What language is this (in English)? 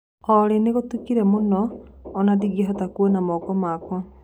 Kikuyu